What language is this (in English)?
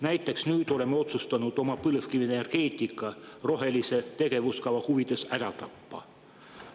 Estonian